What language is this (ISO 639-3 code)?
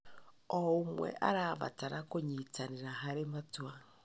kik